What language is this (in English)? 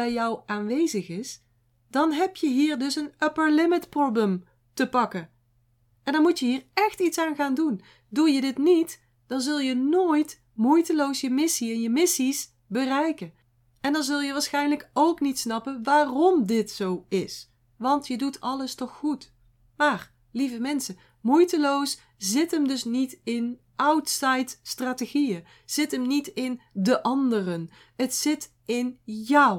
Dutch